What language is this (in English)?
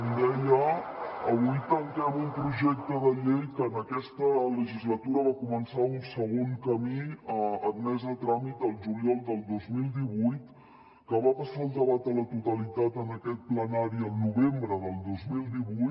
Catalan